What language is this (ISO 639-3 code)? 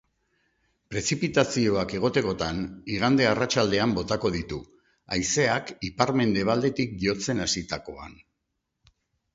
eus